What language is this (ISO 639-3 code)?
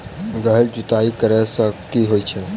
mai